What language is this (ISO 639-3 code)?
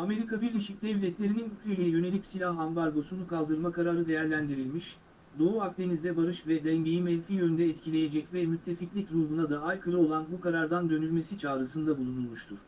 tur